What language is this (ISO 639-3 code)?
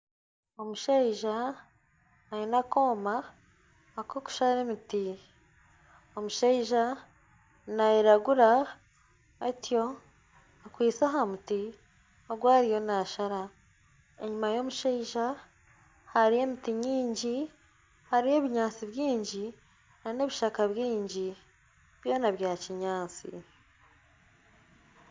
nyn